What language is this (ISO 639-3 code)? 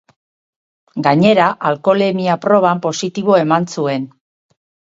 eus